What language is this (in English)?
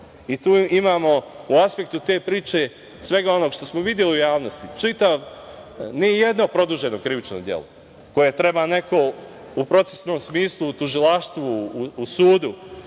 Serbian